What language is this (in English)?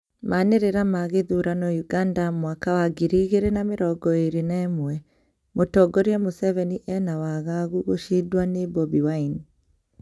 Kikuyu